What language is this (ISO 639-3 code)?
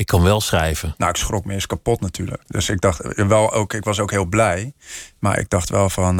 nld